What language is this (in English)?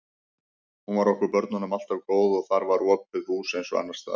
Icelandic